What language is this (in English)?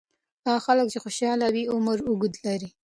Pashto